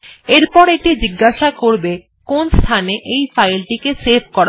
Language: Bangla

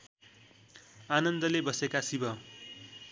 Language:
Nepali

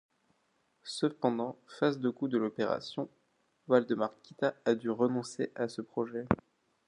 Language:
French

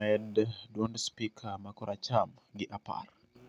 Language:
Luo (Kenya and Tanzania)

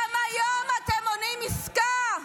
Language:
Hebrew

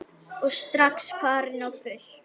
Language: Icelandic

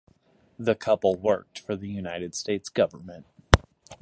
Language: English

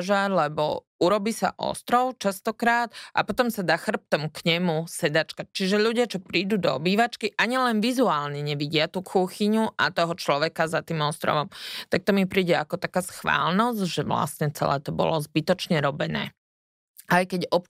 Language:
Slovak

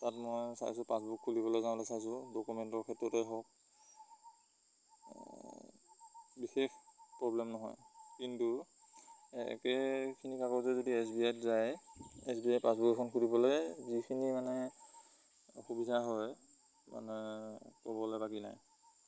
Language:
Assamese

